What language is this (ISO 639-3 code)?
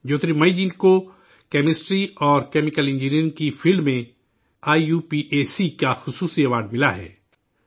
urd